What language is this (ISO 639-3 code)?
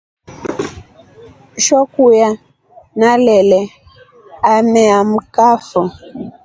rof